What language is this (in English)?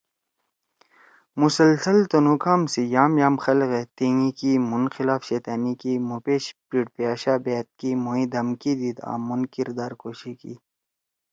Torwali